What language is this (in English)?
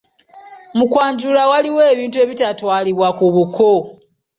Ganda